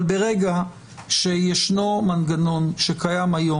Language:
Hebrew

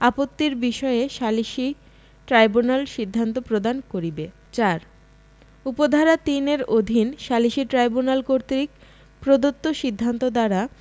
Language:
Bangla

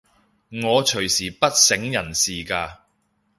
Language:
Cantonese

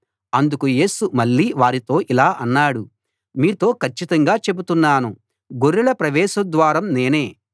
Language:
Telugu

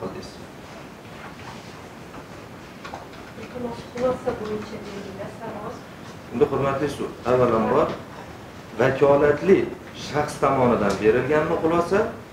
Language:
Turkish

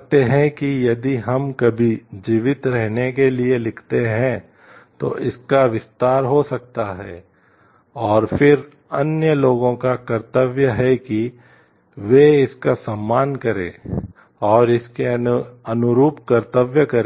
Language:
Hindi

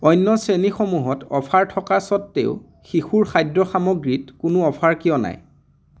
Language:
Assamese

